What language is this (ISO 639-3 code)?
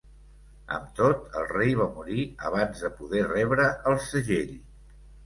cat